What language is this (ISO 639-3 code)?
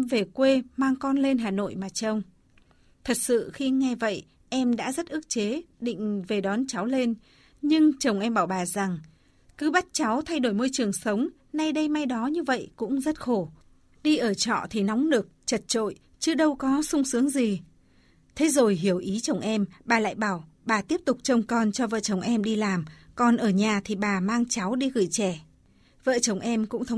vie